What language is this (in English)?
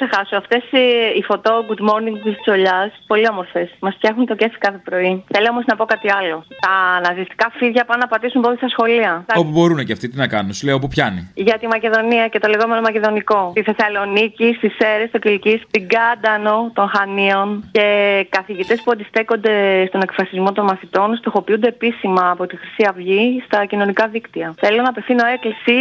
Greek